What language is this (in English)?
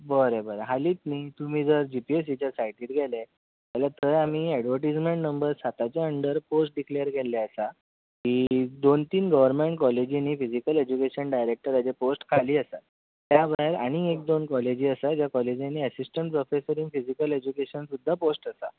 Konkani